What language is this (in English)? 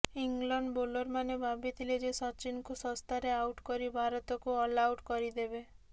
Odia